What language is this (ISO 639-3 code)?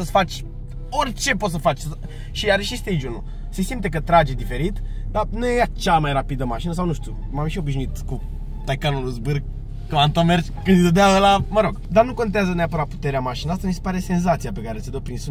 ron